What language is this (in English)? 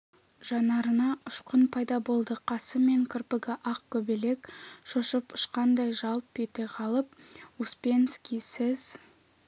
Kazakh